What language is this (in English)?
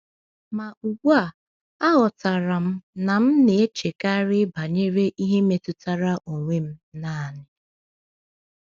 Igbo